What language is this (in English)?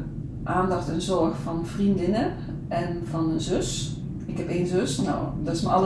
Dutch